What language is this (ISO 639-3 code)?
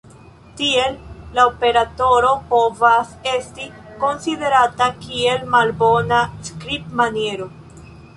epo